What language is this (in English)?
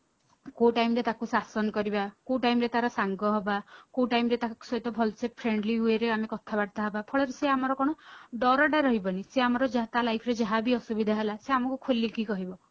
Odia